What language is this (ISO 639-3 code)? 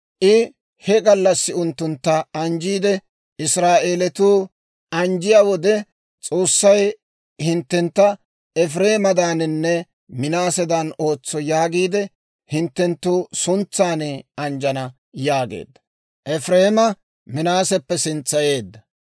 dwr